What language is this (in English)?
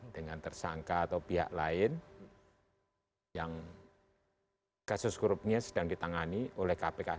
Indonesian